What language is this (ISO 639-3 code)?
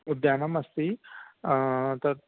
san